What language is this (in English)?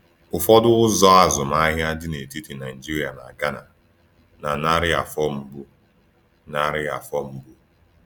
Igbo